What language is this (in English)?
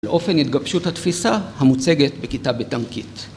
Hebrew